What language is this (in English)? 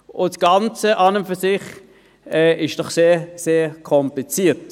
Swiss German